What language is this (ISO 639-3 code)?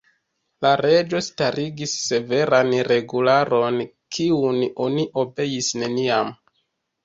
epo